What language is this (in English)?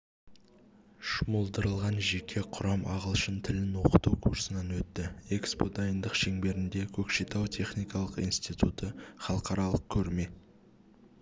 Kazakh